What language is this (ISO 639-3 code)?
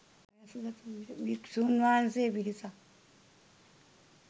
sin